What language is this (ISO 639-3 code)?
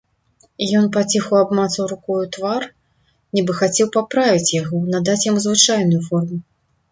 bel